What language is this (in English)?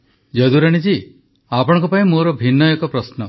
Odia